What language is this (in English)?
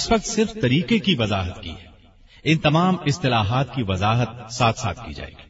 Urdu